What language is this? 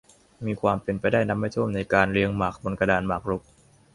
Thai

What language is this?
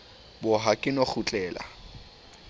Southern Sotho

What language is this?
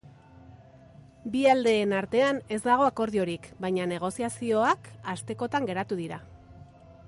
Basque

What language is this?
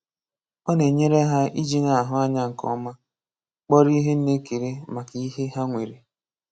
Igbo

